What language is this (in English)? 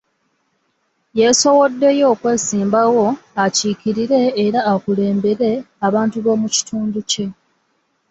Ganda